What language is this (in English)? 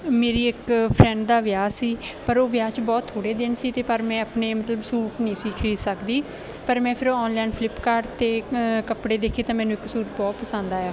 Punjabi